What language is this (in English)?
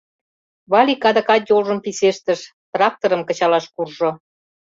Mari